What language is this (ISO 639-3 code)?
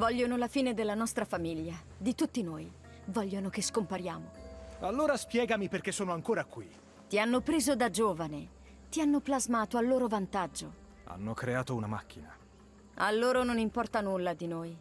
ita